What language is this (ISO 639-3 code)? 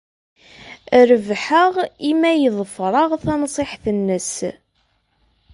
kab